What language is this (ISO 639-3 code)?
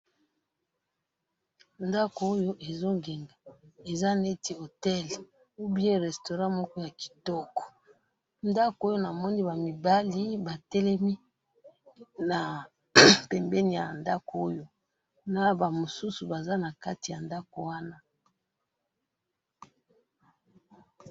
lin